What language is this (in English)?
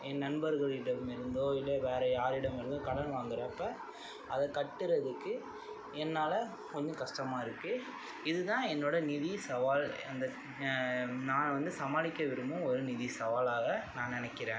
Tamil